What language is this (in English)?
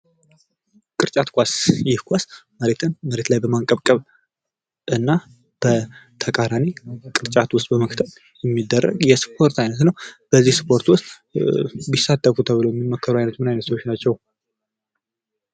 Amharic